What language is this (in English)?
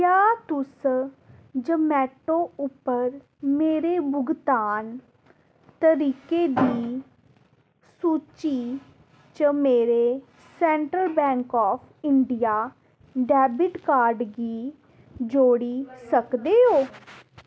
Dogri